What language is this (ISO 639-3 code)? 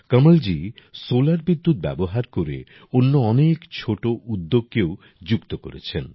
ben